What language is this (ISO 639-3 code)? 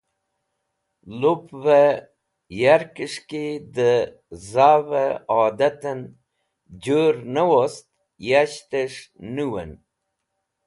wbl